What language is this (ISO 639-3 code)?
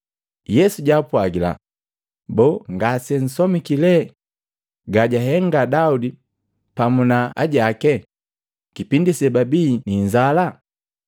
mgv